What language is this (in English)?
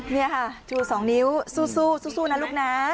Thai